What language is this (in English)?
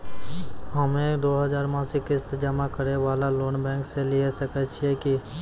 Maithili